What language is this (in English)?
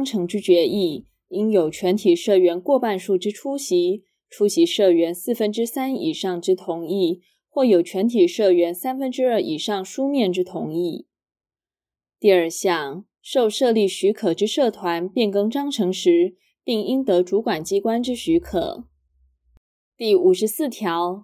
Chinese